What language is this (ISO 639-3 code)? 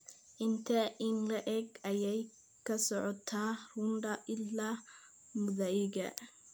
som